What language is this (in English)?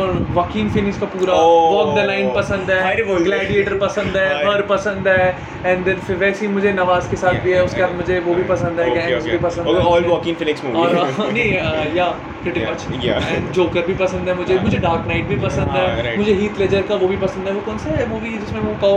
Hindi